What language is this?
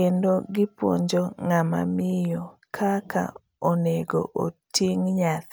Luo (Kenya and Tanzania)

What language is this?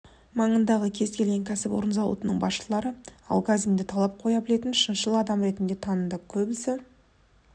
Kazakh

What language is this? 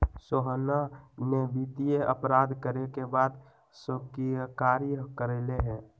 Magahi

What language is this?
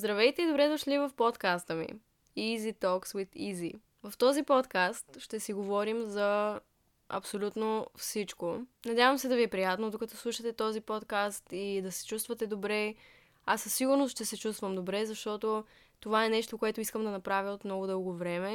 Bulgarian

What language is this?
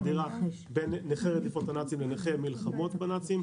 Hebrew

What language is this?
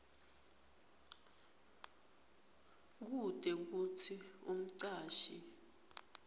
Swati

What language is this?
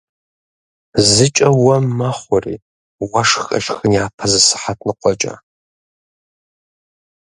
Kabardian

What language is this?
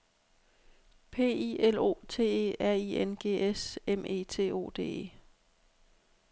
Danish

